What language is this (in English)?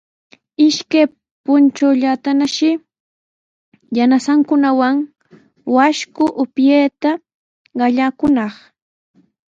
Sihuas Ancash Quechua